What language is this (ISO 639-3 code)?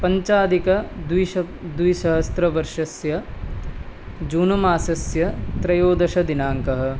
san